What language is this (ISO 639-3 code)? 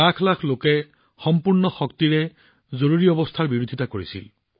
asm